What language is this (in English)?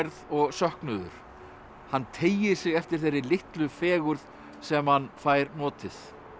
Icelandic